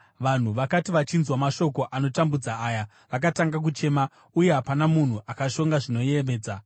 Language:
Shona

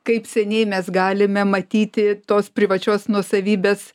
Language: Lithuanian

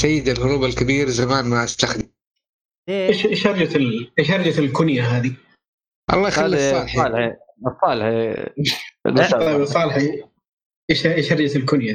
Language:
Arabic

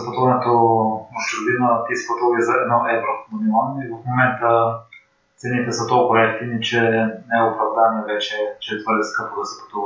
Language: Bulgarian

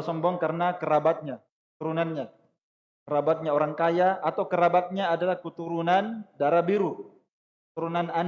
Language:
Indonesian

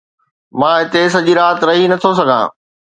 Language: Sindhi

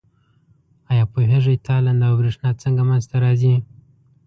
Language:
Pashto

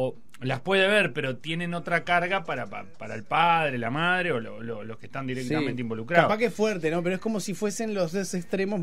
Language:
Spanish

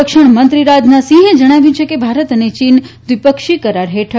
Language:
Gujarati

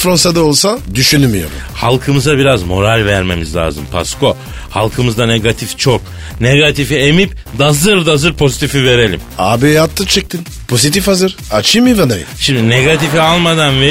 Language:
Turkish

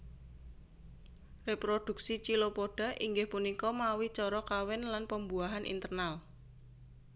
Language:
Javanese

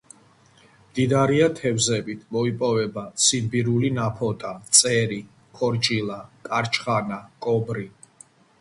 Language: Georgian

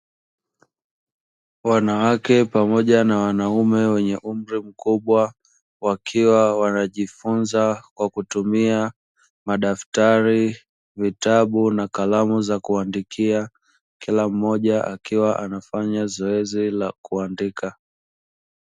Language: Swahili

